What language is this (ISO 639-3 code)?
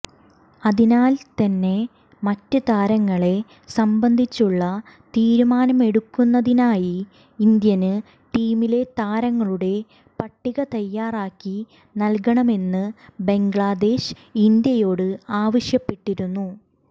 mal